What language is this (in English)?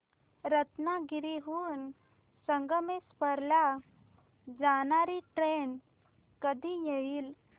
Marathi